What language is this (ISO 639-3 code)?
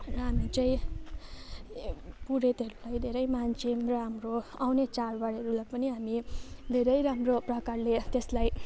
nep